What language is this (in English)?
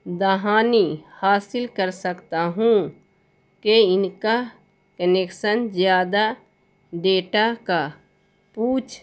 Urdu